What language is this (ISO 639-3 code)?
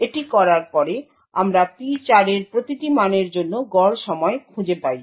ben